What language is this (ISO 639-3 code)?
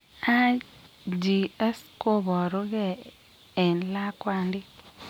kln